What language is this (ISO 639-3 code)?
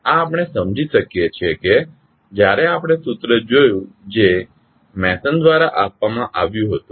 guj